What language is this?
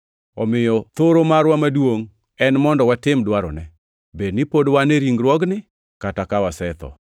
Luo (Kenya and Tanzania)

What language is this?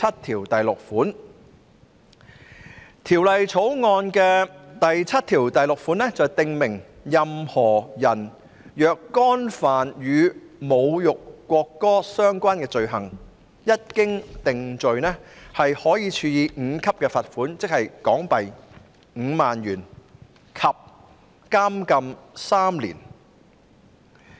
Cantonese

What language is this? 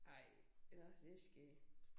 Danish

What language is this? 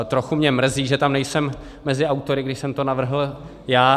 Czech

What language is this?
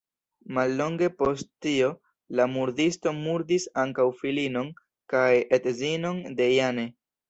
Esperanto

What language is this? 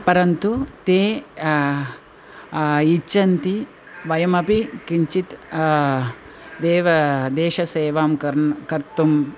Sanskrit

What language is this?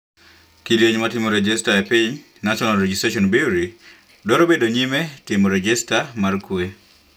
Luo (Kenya and Tanzania)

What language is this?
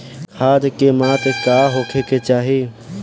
Bhojpuri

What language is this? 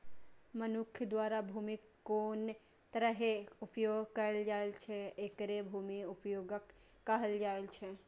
Maithili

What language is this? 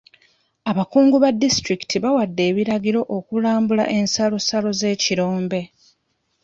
Ganda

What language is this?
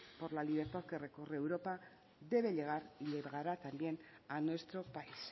Spanish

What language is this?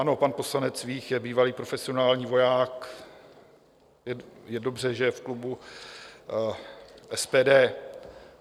Czech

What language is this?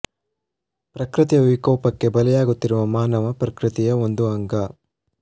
Kannada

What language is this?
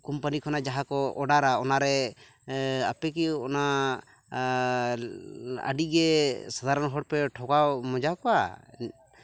Santali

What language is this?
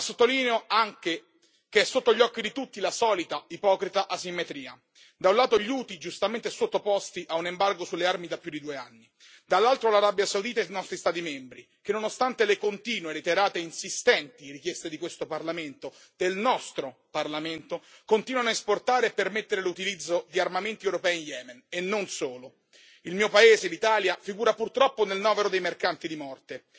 Italian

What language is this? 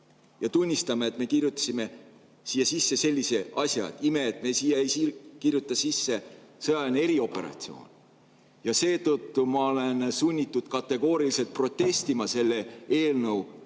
Estonian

